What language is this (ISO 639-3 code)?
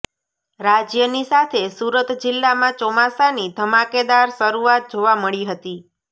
guj